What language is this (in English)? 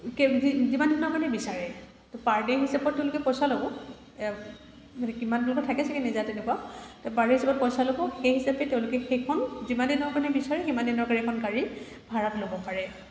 Assamese